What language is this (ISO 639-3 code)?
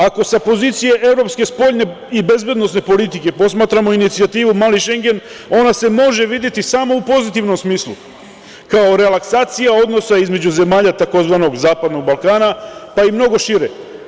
srp